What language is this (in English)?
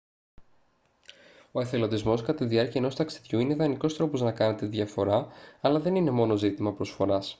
Greek